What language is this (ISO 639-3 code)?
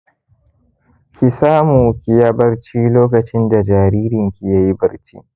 hau